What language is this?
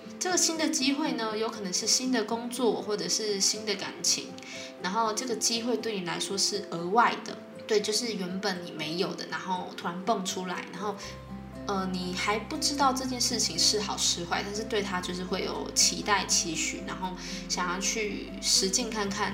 Chinese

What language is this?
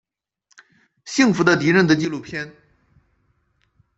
Chinese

